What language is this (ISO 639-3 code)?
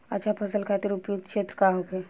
bho